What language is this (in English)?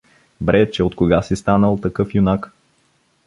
Bulgarian